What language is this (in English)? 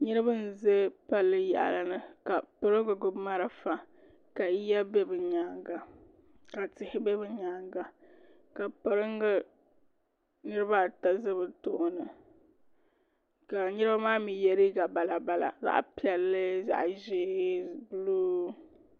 Dagbani